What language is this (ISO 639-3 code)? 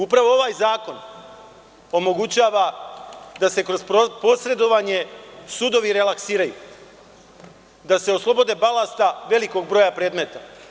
srp